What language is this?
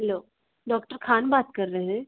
Hindi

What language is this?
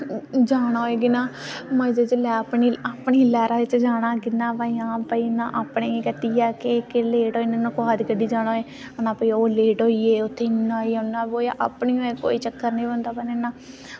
Dogri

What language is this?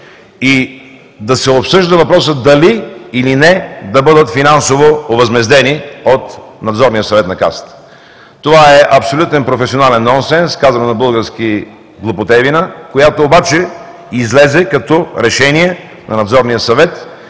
Bulgarian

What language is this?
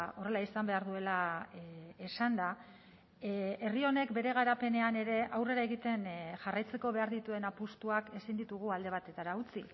Basque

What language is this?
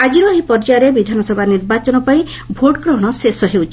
Odia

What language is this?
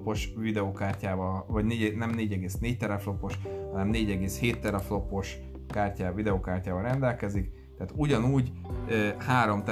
Hungarian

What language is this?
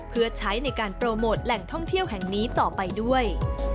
Thai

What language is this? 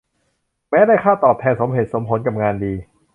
Thai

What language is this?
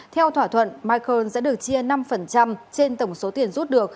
Vietnamese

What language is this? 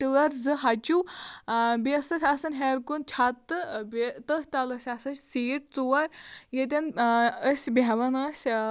Kashmiri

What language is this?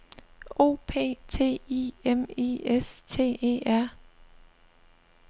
Danish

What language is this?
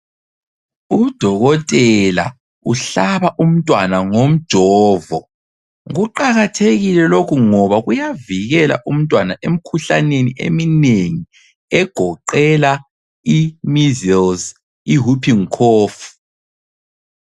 North Ndebele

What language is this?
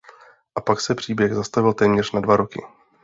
Czech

